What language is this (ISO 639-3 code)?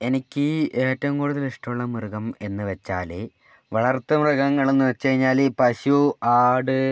mal